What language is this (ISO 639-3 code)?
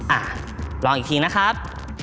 tha